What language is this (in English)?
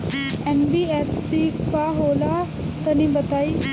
Bhojpuri